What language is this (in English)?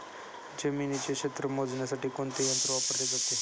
Marathi